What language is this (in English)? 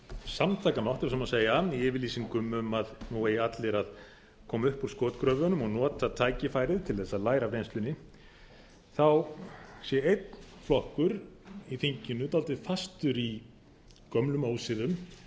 Icelandic